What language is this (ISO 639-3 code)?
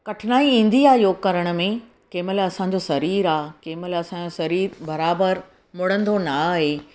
snd